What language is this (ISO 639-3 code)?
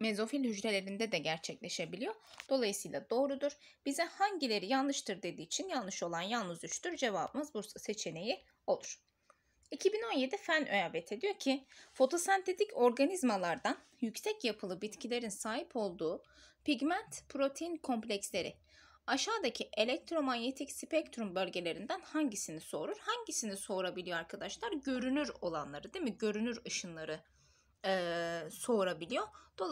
tur